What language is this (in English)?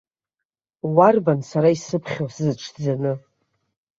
Abkhazian